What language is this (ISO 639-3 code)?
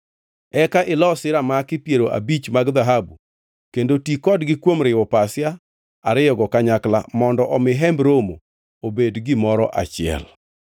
luo